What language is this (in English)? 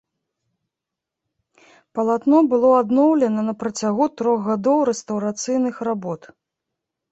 Belarusian